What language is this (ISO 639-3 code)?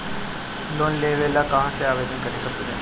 bho